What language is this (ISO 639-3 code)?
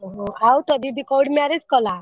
ori